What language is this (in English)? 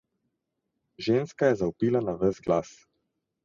Slovenian